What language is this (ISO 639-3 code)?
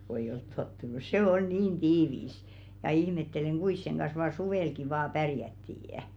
fin